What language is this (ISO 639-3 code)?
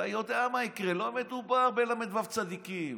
heb